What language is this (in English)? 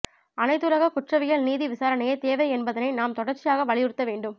Tamil